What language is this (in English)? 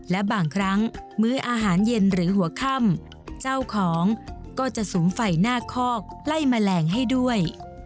Thai